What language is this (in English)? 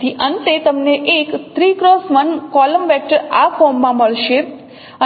Gujarati